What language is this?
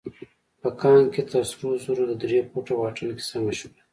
Pashto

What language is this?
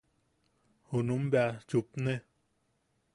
Yaqui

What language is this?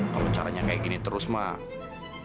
Indonesian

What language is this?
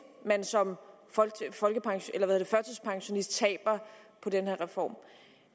Danish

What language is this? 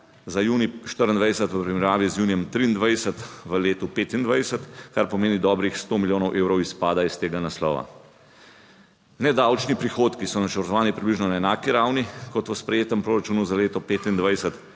Slovenian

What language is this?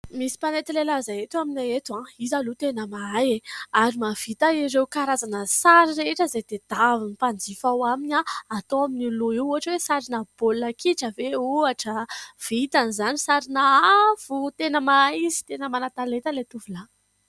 Malagasy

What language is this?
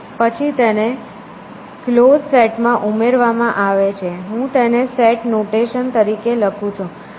Gujarati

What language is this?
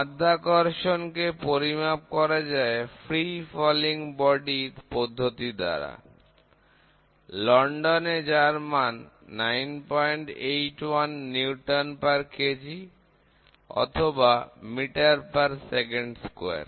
Bangla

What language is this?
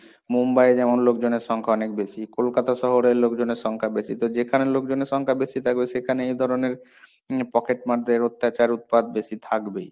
Bangla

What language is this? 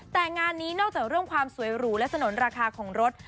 Thai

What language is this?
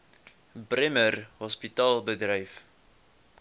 Afrikaans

